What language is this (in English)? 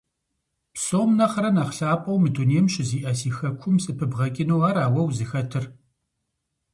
Kabardian